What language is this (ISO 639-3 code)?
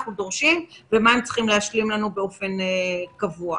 heb